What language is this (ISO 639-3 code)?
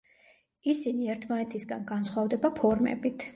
kat